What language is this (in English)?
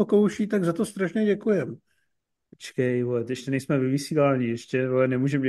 Czech